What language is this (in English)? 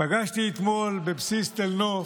Hebrew